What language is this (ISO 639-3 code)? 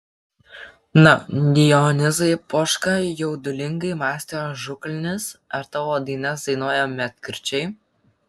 lit